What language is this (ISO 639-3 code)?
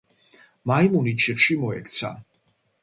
kat